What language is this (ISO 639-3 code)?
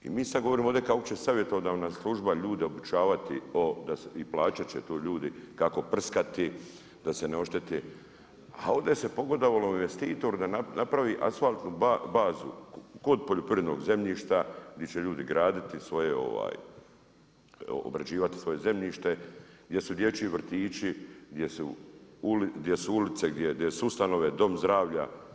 hrv